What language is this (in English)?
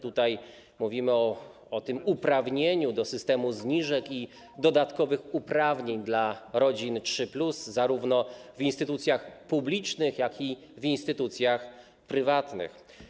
Polish